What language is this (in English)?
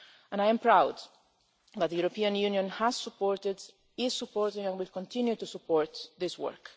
English